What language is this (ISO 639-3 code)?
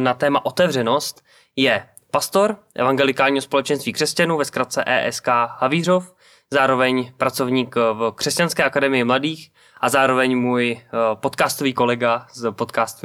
ces